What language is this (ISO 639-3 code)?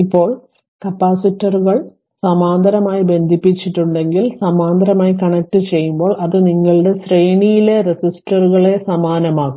mal